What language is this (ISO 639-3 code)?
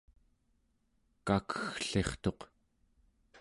esu